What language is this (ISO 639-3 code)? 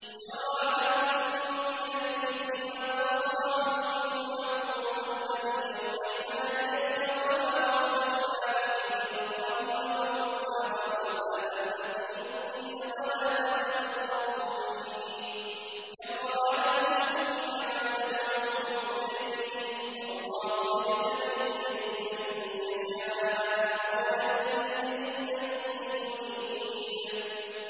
ara